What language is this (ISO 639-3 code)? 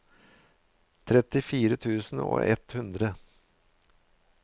nor